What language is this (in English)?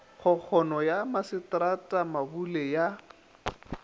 Northern Sotho